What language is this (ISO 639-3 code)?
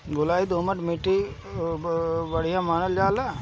bho